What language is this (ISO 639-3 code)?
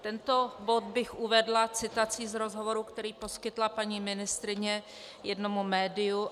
ces